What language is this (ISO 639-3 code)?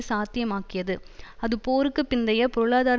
tam